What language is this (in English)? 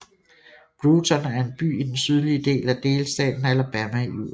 Danish